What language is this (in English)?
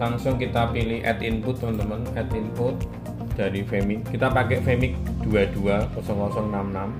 Indonesian